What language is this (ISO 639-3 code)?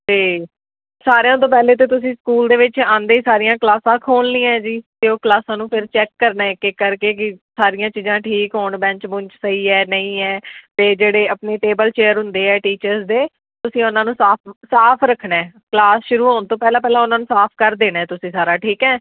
pan